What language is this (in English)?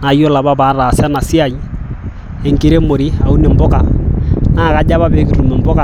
Masai